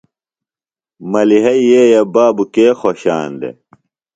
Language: Phalura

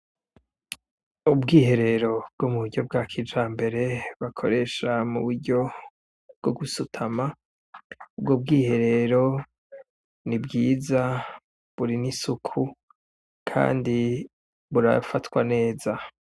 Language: Rundi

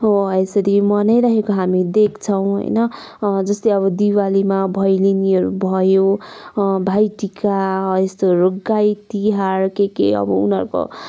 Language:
Nepali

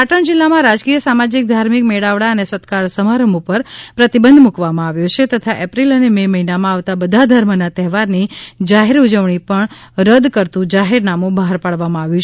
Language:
Gujarati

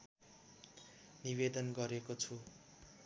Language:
Nepali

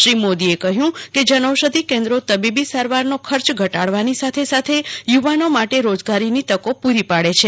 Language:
Gujarati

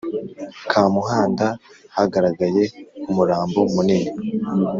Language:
Kinyarwanda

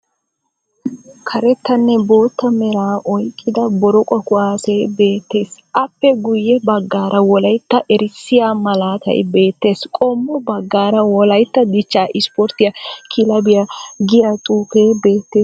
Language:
Wolaytta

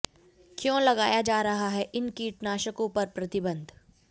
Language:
Hindi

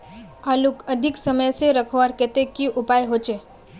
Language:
Magahi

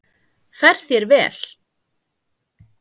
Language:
Icelandic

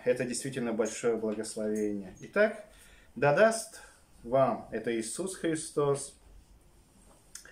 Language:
Russian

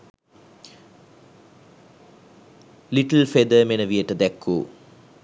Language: Sinhala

